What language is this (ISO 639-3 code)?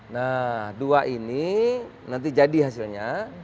ind